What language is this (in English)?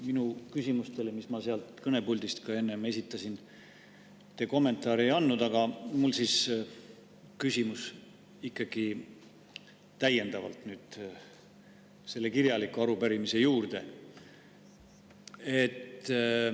Estonian